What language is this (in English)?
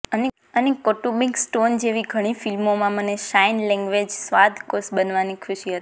Gujarati